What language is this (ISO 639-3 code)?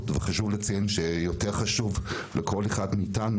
heb